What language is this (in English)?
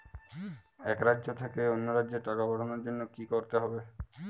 Bangla